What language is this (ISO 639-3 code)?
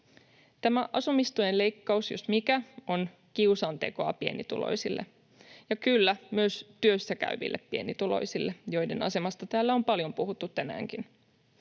fin